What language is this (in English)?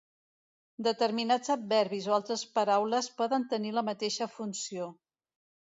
Catalan